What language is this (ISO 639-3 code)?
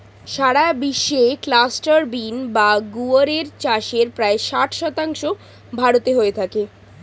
ben